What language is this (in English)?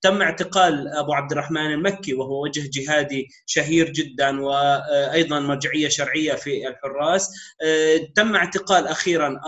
Arabic